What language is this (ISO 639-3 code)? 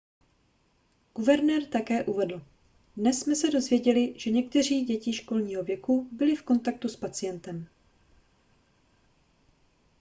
ces